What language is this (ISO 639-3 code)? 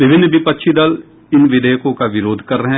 hin